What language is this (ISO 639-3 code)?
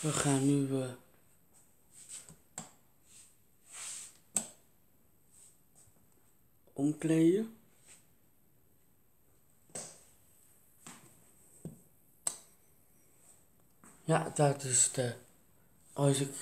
nld